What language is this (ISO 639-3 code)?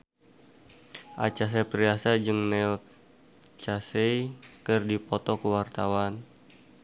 sun